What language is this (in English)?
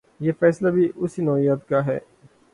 Urdu